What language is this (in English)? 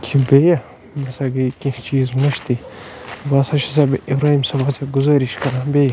Kashmiri